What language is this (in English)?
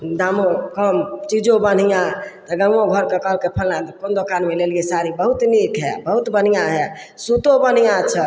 Maithili